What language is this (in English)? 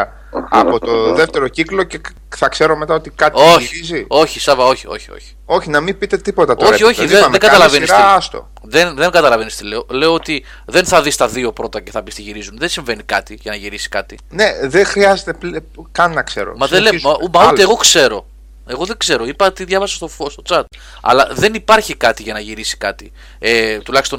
Greek